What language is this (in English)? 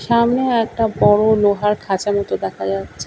Bangla